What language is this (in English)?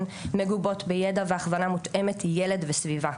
Hebrew